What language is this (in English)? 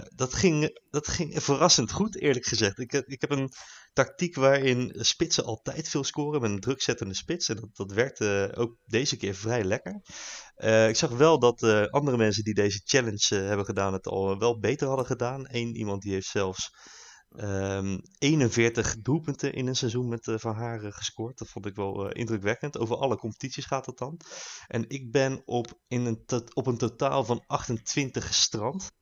Dutch